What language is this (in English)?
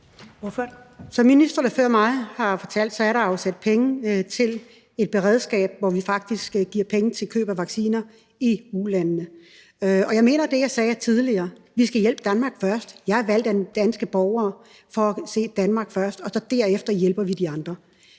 Danish